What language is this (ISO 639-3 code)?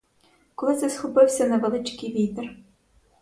ukr